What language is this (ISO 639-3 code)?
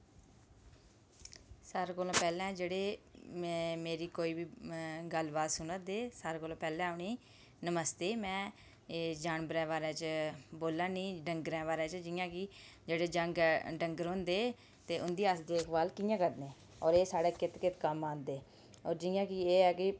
doi